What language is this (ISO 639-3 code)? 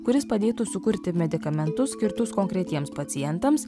lit